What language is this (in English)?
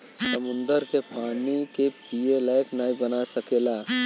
Bhojpuri